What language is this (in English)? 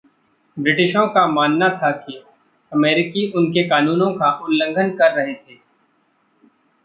Hindi